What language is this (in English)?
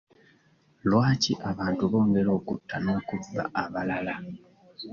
Ganda